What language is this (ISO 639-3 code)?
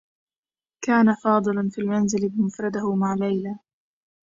ara